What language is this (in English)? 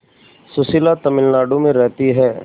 Hindi